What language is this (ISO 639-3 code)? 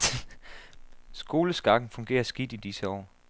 dan